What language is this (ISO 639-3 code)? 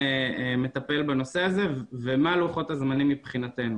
heb